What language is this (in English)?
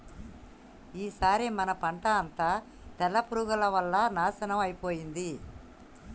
Telugu